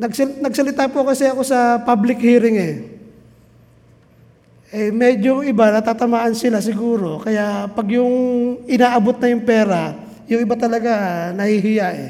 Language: Filipino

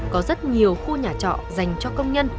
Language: Vietnamese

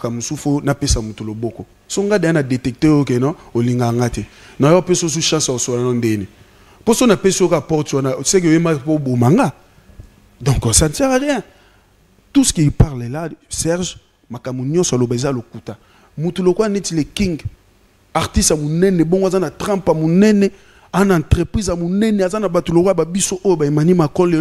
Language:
French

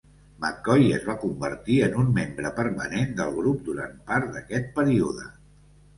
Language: Catalan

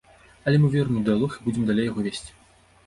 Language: Belarusian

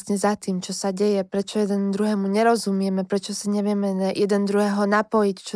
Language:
Slovak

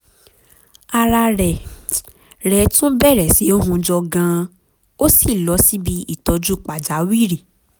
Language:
Yoruba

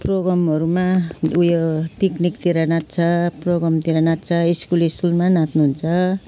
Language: Nepali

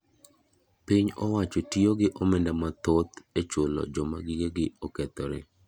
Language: Luo (Kenya and Tanzania)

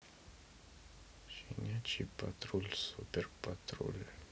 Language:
Russian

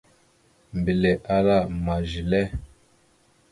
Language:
Mada (Cameroon)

